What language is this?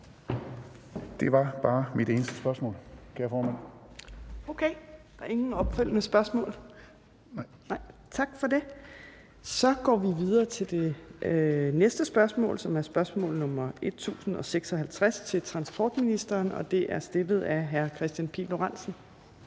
Danish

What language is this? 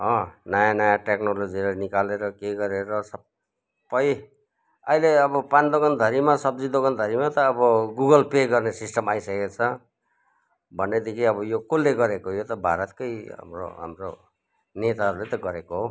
Nepali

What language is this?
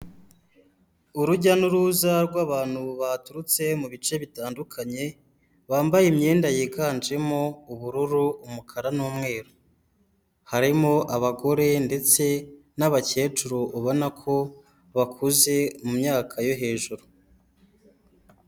Kinyarwanda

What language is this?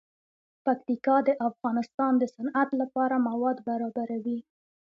Pashto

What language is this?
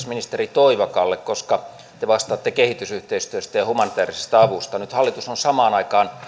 Finnish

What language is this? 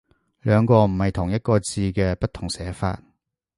Cantonese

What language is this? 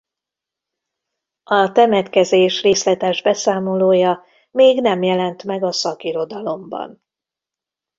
Hungarian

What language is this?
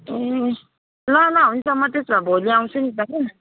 Nepali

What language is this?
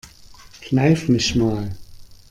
German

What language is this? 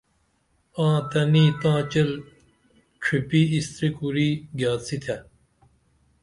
Dameli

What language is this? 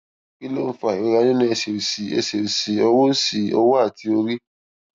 Yoruba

